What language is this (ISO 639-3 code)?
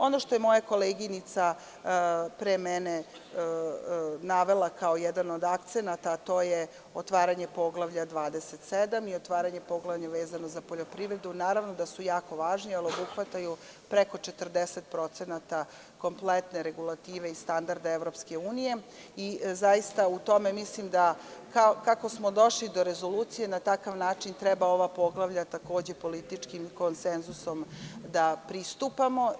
srp